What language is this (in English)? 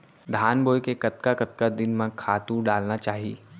Chhattisgarhi